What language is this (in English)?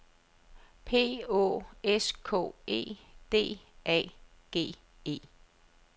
Danish